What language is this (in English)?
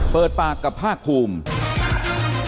Thai